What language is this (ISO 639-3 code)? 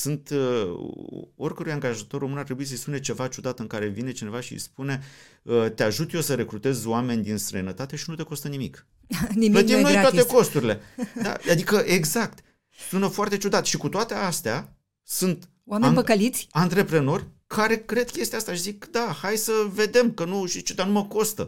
ron